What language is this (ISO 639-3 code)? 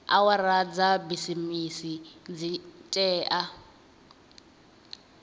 ven